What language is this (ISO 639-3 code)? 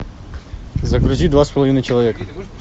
rus